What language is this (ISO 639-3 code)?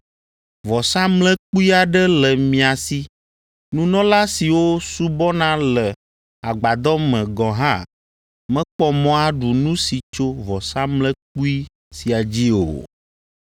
ewe